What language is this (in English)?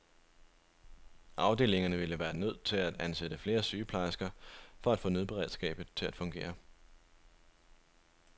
Danish